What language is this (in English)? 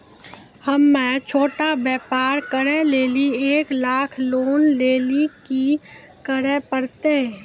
Maithili